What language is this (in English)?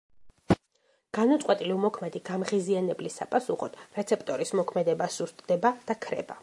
Georgian